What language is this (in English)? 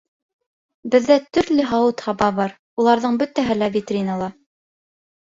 Bashkir